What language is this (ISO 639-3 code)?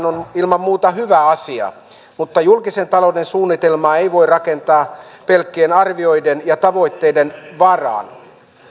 fin